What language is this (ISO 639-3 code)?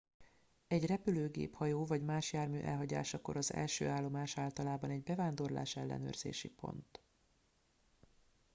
hun